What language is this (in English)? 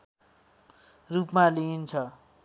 Nepali